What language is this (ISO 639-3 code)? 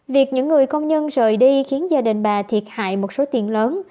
vie